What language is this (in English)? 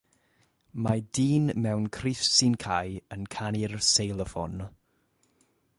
Welsh